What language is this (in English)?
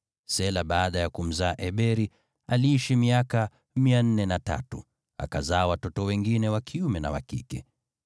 Swahili